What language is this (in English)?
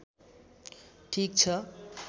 Nepali